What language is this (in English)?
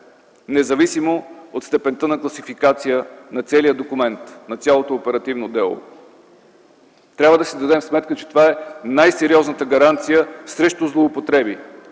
Bulgarian